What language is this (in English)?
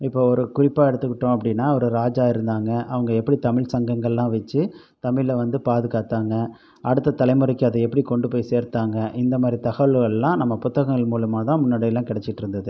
Tamil